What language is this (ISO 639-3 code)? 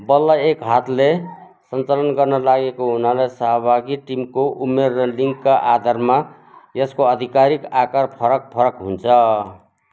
nep